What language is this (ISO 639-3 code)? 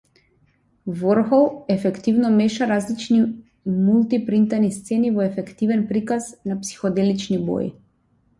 mkd